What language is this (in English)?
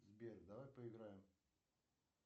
Russian